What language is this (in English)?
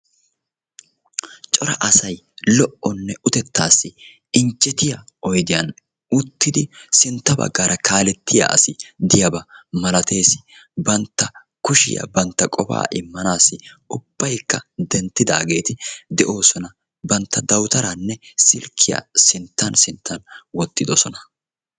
Wolaytta